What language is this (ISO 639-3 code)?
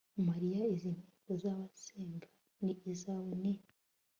kin